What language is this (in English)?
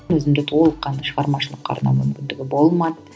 Kazakh